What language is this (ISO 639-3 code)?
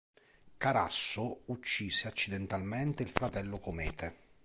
ita